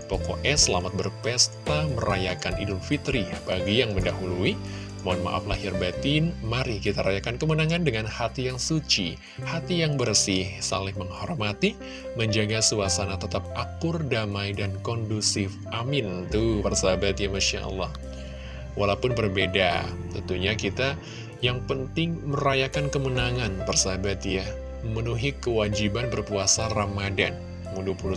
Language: Indonesian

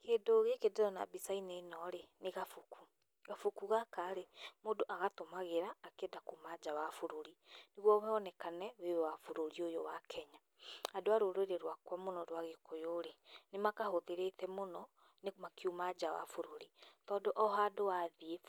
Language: Kikuyu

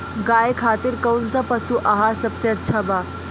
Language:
Bhojpuri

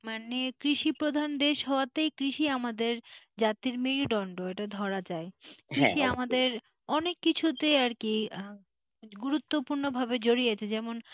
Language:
Bangla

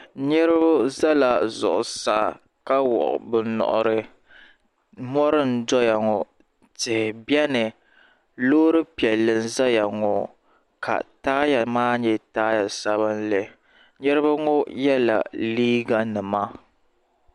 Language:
Dagbani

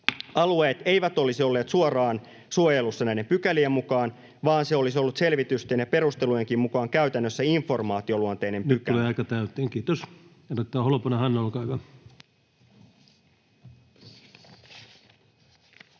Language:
Finnish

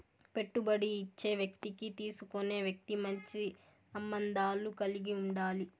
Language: Telugu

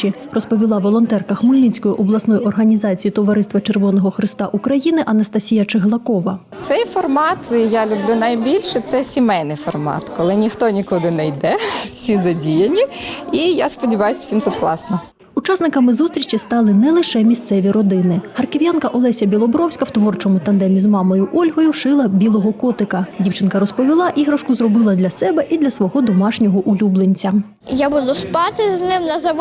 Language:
Ukrainian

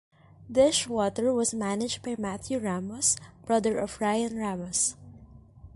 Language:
English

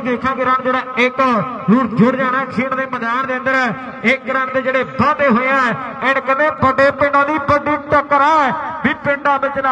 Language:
Punjabi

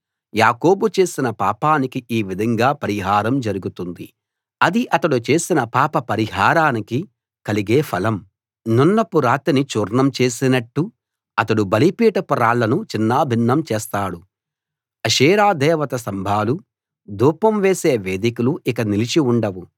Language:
Telugu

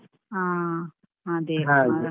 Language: Kannada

